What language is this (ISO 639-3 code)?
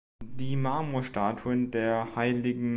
deu